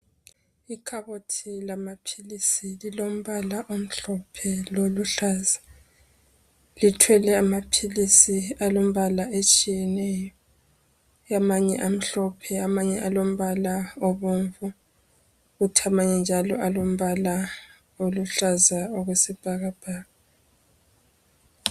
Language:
North Ndebele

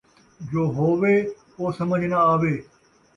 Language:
Saraiki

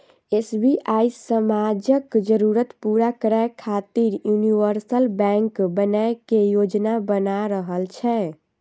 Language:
Maithili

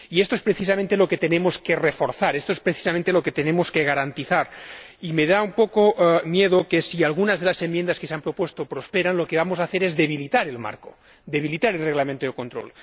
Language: Spanish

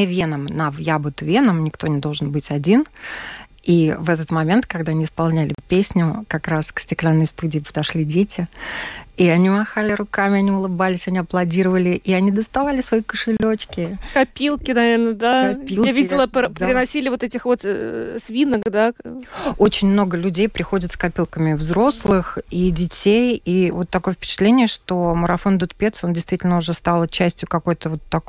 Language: Russian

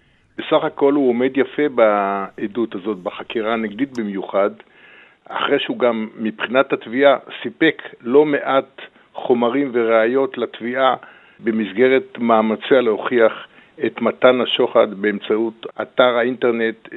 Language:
Hebrew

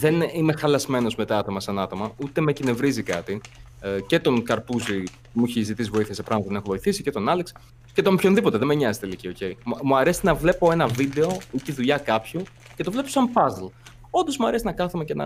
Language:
Greek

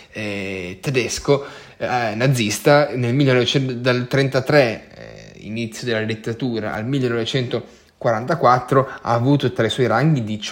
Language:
Italian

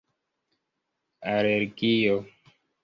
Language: Esperanto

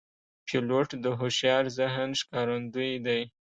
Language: Pashto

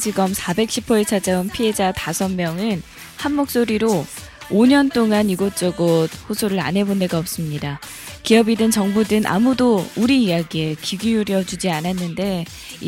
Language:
Korean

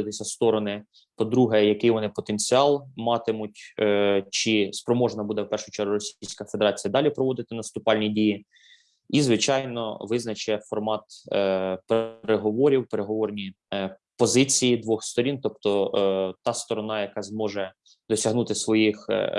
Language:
Ukrainian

